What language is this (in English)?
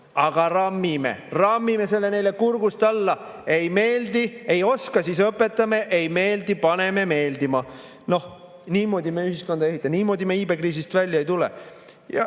Estonian